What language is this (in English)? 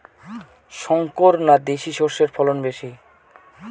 Bangla